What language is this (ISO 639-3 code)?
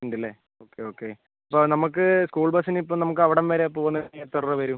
mal